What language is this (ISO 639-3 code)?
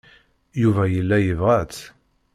kab